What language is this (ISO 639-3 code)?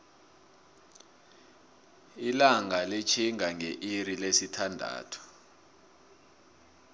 nbl